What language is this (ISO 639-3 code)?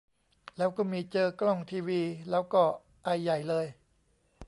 tha